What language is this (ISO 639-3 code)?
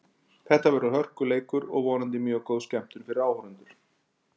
isl